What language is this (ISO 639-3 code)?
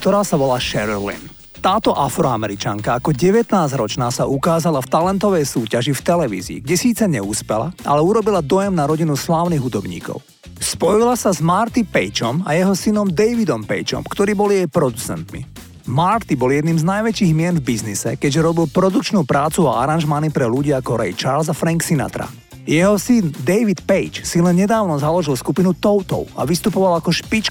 slk